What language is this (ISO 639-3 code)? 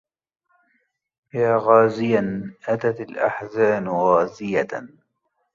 ara